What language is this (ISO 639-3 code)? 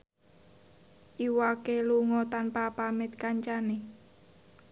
jav